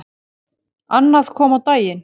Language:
Icelandic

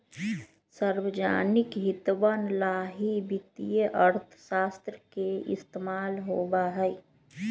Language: Magahi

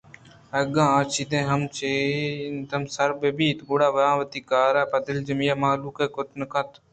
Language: Eastern Balochi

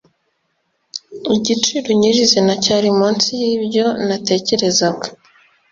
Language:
Kinyarwanda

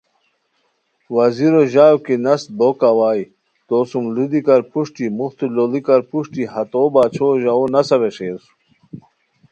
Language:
Khowar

